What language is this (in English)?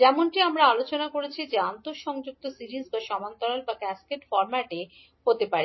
Bangla